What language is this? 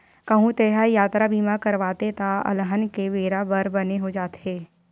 Chhattisgarhi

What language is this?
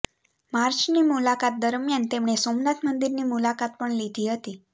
Gujarati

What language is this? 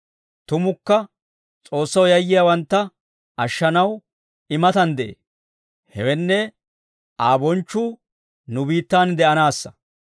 Dawro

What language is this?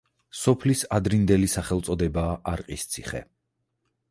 Georgian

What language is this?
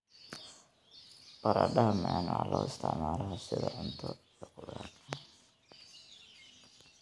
Somali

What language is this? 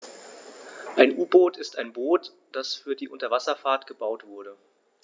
German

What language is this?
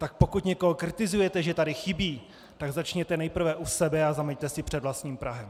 Czech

